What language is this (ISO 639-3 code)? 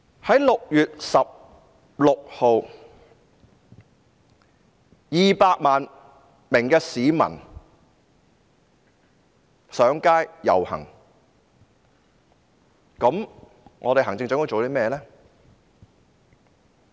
yue